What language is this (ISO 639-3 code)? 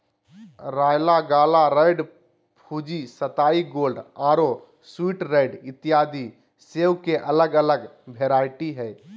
mag